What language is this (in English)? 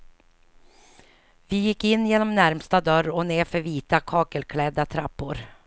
Swedish